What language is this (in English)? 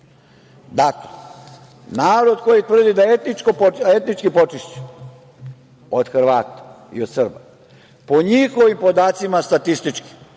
Serbian